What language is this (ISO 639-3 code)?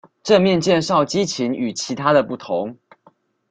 zho